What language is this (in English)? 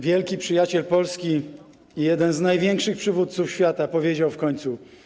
Polish